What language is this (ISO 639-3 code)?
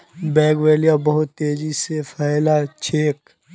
mag